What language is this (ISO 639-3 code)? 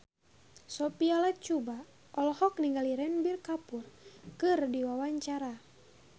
sun